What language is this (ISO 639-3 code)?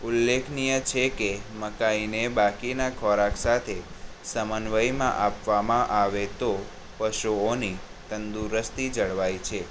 guj